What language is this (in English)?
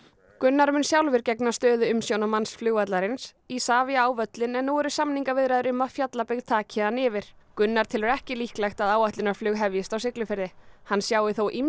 Icelandic